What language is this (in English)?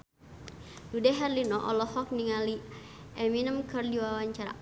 Sundanese